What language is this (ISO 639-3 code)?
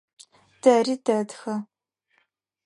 ady